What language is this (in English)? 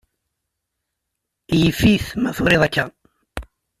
Kabyle